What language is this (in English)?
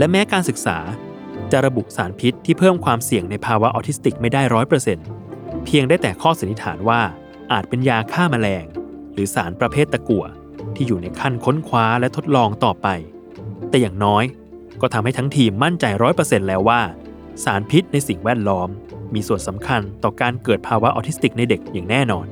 Thai